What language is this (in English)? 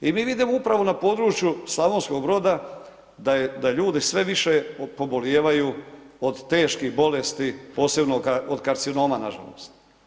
Croatian